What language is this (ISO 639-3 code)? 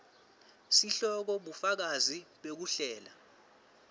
ssw